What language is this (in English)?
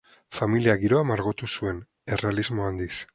Basque